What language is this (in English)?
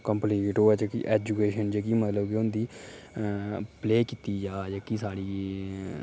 Dogri